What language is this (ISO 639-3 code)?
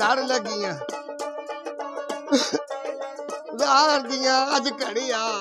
pan